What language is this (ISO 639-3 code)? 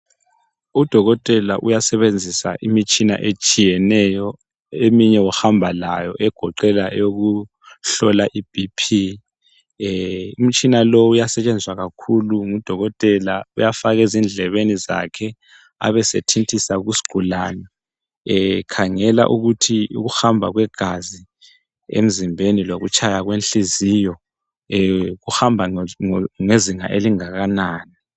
nde